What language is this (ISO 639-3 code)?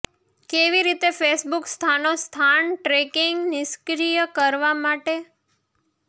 guj